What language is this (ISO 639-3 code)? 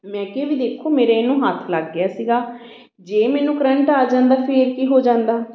pan